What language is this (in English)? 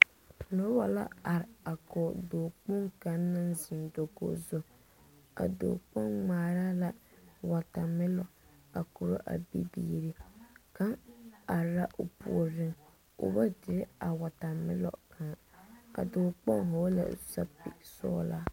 Southern Dagaare